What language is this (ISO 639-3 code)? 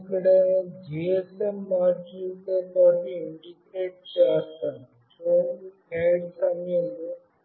tel